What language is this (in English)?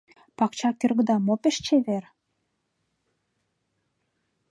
Mari